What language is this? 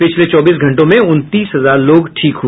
Hindi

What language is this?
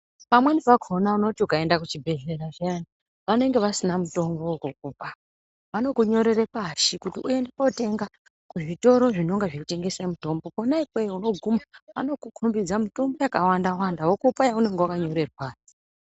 Ndau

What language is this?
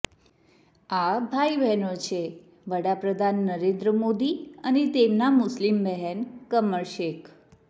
Gujarati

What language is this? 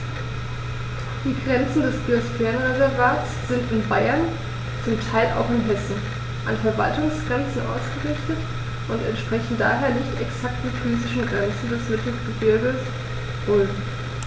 German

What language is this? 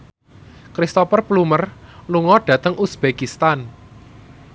Javanese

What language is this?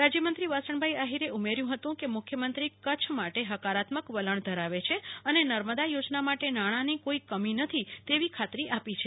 Gujarati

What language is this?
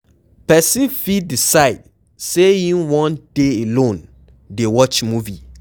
Nigerian Pidgin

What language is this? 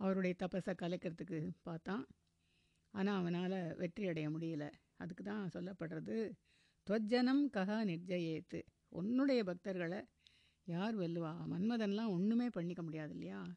Tamil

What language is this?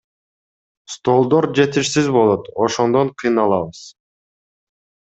Kyrgyz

